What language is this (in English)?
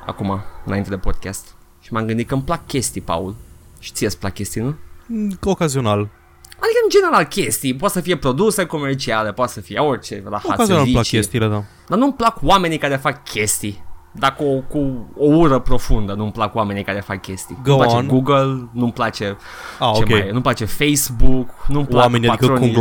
Romanian